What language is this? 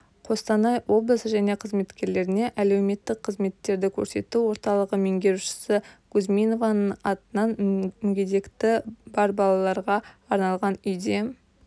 Kazakh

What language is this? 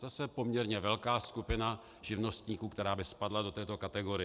Czech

